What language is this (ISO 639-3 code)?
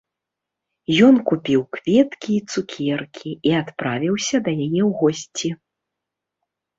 bel